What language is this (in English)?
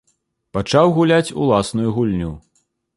Belarusian